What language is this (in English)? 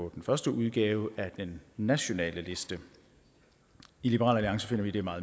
Danish